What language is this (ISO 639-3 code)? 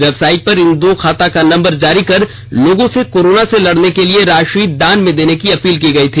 hin